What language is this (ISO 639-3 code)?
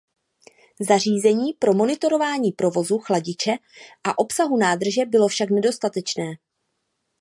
ces